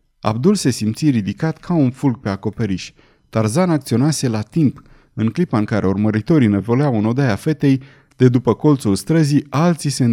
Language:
Romanian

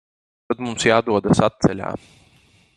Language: Latvian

